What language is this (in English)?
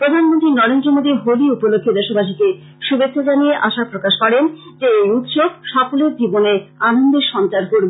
Bangla